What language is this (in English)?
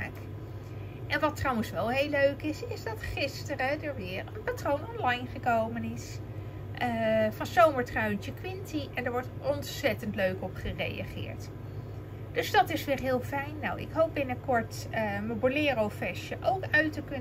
Dutch